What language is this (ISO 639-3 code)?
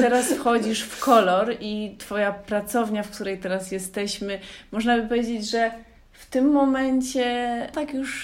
pol